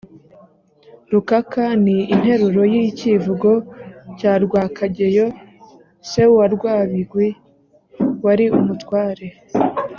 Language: Kinyarwanda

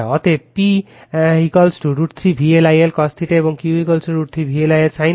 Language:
Bangla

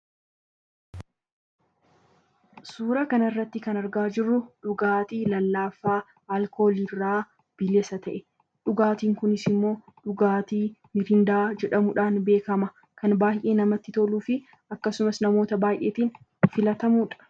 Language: Oromo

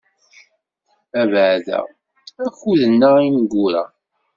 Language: Kabyle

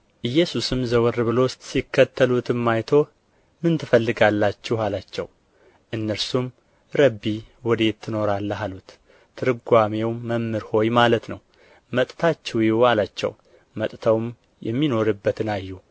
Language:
Amharic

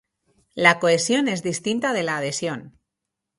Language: Spanish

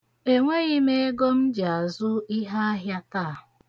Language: Igbo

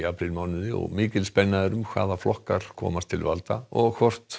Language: Icelandic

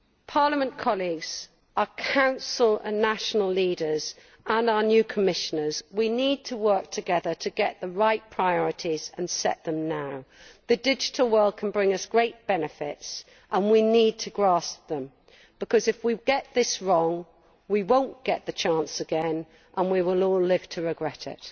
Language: English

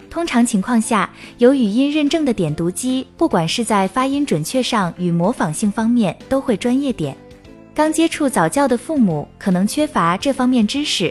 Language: Chinese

